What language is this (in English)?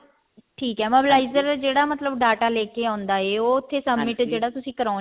Punjabi